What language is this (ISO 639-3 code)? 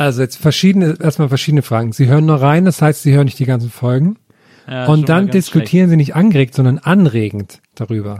deu